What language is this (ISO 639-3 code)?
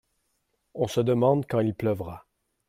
fra